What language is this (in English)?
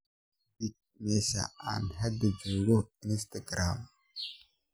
Somali